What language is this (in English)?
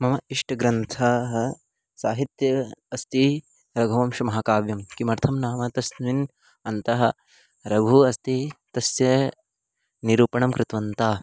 Sanskrit